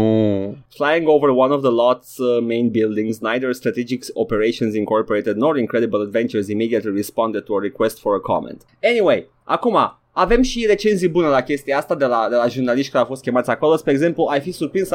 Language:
Romanian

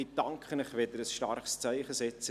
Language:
Swiss German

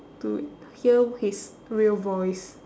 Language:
English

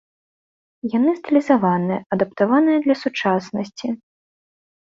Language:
Belarusian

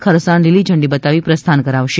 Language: Gujarati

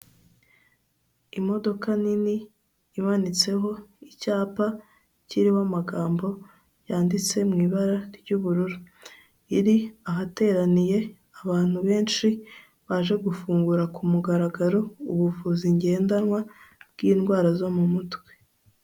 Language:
Kinyarwanda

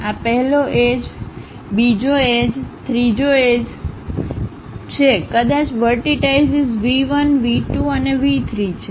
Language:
Gujarati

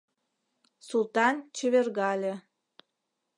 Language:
Mari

